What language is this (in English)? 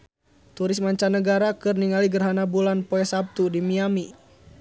Sundanese